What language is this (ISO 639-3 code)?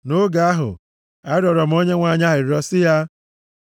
ibo